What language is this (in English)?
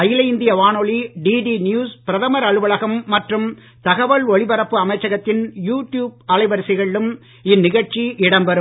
Tamil